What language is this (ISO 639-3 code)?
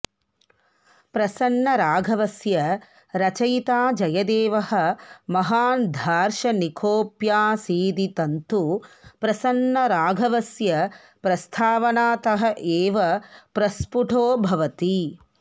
san